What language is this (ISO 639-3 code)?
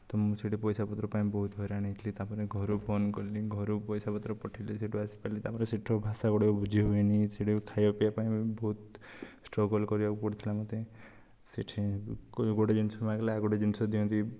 ori